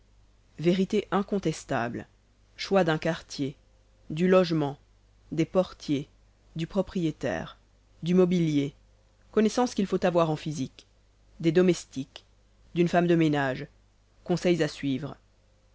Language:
French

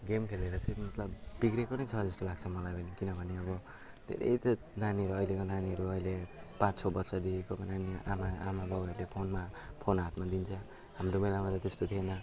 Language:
Nepali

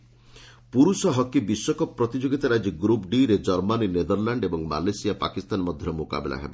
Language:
Odia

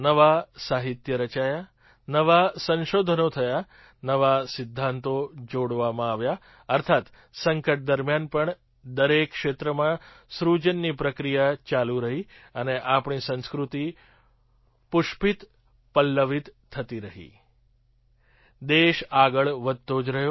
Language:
Gujarati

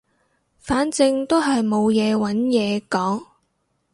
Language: Cantonese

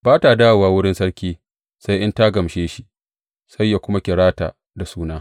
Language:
Hausa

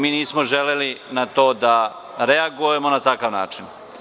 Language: Serbian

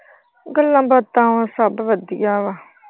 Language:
Punjabi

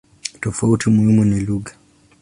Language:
Swahili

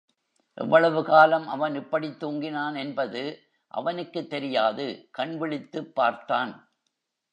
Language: Tamil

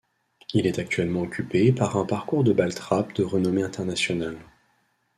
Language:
French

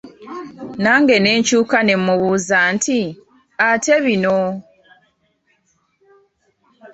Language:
Ganda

